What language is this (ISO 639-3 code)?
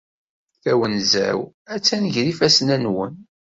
kab